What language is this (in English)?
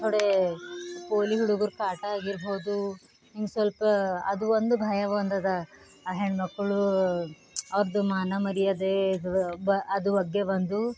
Kannada